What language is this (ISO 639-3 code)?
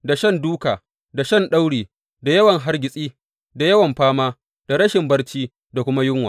hau